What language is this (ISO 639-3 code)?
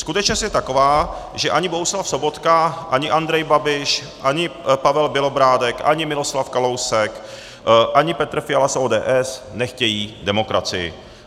ces